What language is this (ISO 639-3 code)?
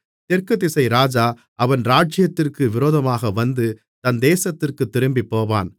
tam